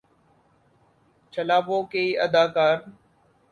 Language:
Urdu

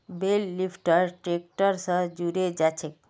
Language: Magahi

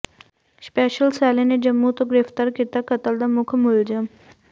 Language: Punjabi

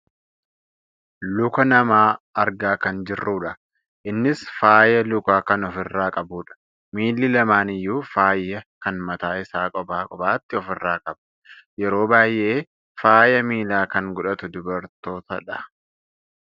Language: Oromo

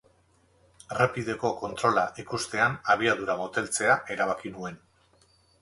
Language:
Basque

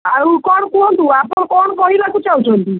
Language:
Odia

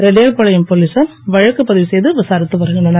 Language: Tamil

